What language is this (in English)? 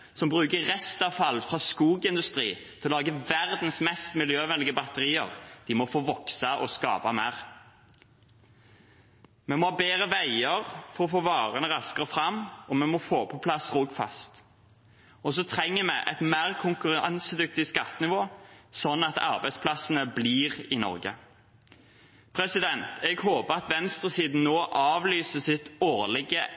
Norwegian Bokmål